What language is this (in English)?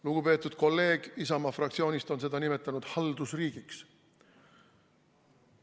Estonian